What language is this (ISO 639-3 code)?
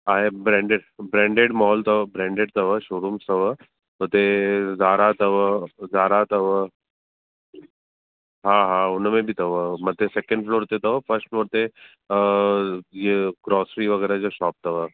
snd